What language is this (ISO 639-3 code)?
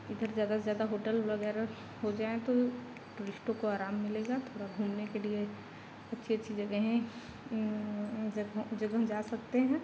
hin